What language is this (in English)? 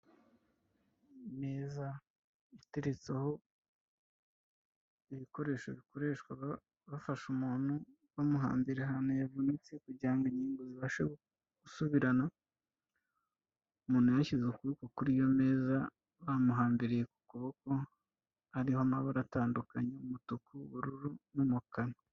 Kinyarwanda